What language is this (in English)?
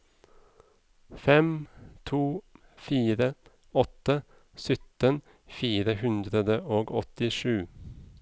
Norwegian